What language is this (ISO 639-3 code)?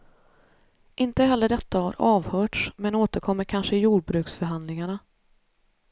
swe